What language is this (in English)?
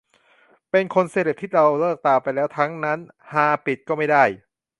Thai